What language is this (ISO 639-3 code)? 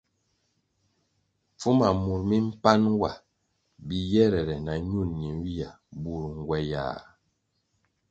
nmg